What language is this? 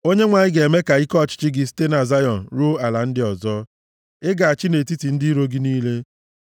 Igbo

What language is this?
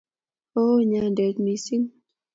Kalenjin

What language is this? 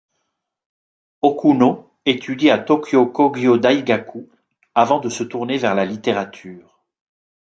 French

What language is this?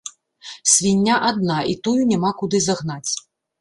Belarusian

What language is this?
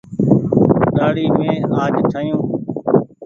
Goaria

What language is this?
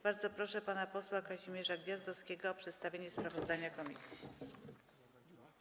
Polish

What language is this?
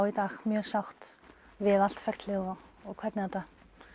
Icelandic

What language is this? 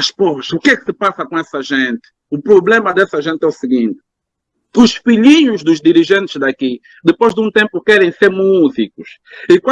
Portuguese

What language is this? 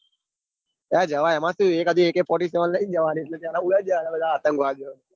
Gujarati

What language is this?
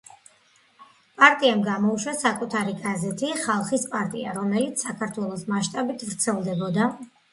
Georgian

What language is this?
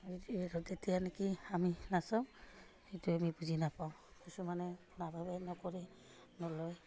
Assamese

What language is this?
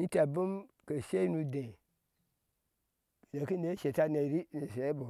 Ashe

